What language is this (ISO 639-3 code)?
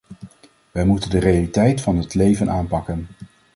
nld